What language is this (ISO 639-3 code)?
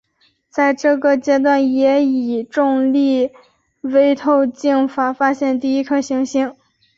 zho